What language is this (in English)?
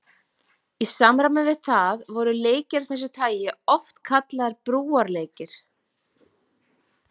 Icelandic